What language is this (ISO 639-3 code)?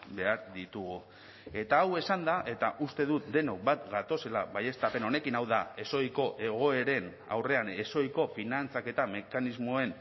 eus